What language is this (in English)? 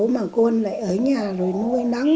Vietnamese